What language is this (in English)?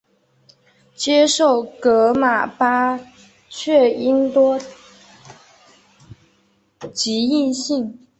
Chinese